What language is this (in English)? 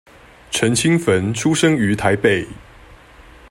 Chinese